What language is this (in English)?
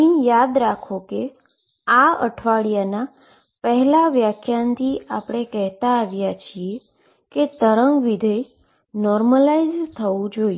Gujarati